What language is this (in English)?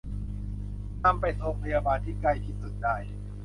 Thai